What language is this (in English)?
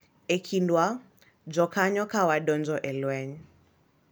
Luo (Kenya and Tanzania)